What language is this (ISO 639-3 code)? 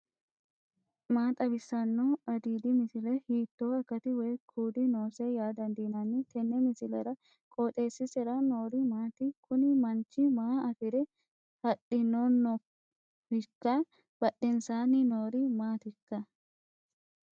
sid